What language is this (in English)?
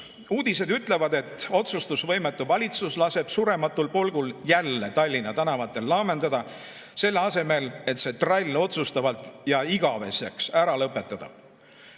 Estonian